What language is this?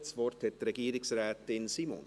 Swiss German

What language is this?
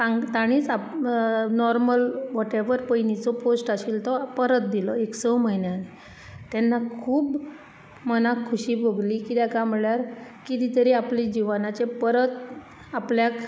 Konkani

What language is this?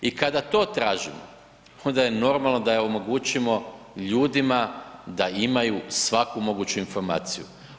Croatian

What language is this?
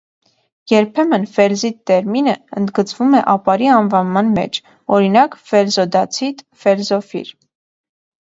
Armenian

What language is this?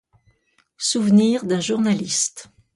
French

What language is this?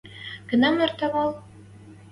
Western Mari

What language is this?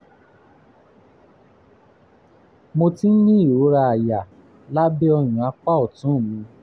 Yoruba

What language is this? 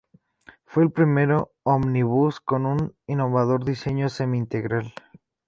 Spanish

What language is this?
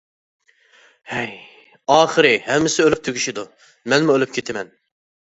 Uyghur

